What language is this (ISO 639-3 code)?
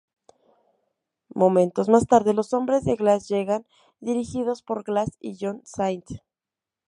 spa